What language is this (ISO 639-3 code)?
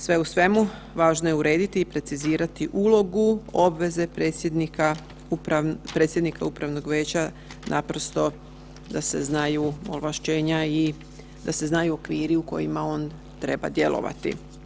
hrv